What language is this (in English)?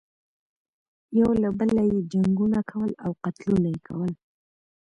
Pashto